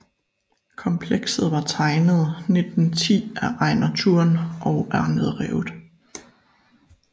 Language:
Danish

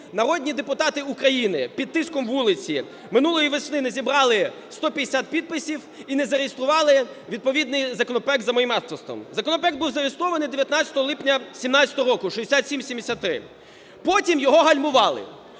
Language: Ukrainian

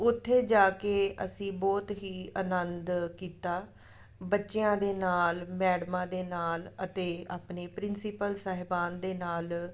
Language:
Punjabi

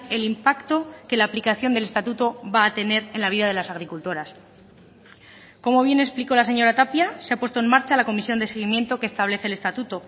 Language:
Spanish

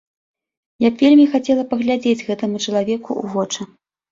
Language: Belarusian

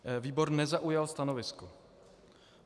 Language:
Czech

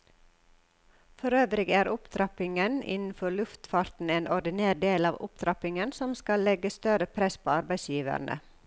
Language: Norwegian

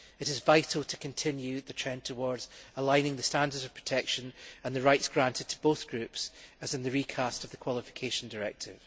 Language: English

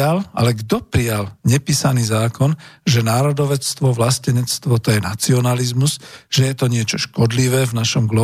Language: Slovak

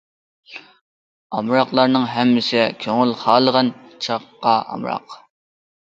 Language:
Uyghur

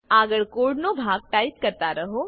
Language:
Gujarati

